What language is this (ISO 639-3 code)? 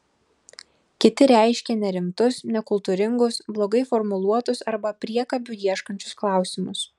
lit